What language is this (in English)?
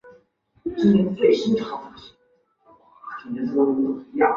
Chinese